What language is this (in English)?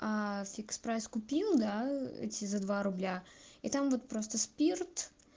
Russian